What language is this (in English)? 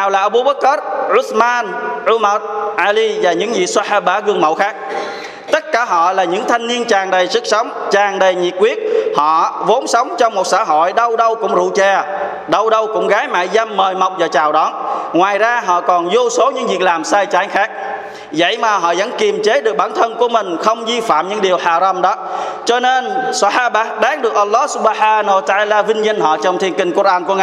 Vietnamese